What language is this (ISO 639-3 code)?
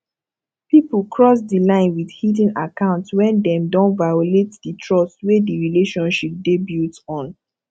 pcm